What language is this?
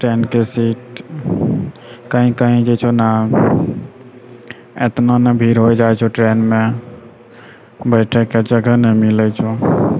Maithili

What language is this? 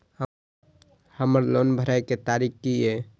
Maithili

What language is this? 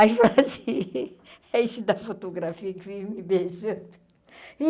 Portuguese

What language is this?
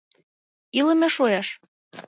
Mari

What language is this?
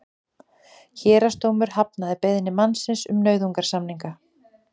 Icelandic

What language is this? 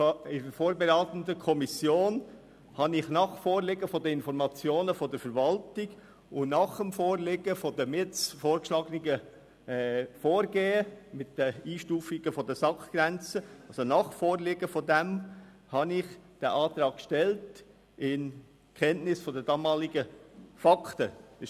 Swiss German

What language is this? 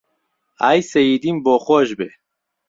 Central Kurdish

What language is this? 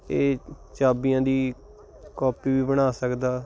Punjabi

